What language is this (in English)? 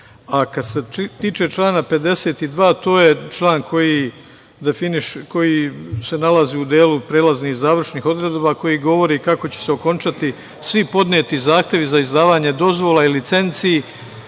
Serbian